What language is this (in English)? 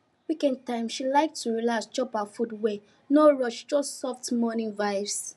Nigerian Pidgin